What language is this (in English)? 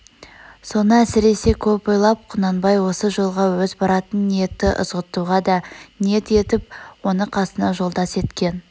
Kazakh